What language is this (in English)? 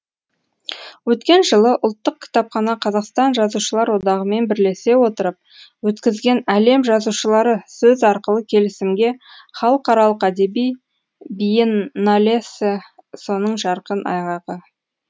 Kazakh